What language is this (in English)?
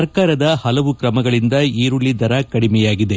Kannada